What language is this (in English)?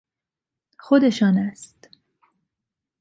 Persian